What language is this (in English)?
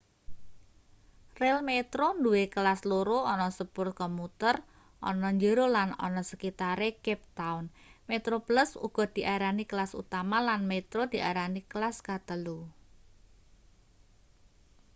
Javanese